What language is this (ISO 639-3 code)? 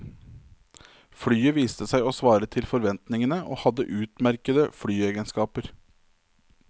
nor